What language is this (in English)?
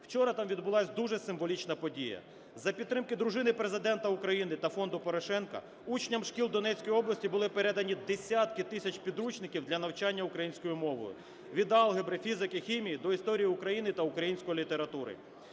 Ukrainian